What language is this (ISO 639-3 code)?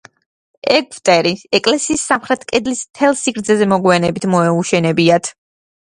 kat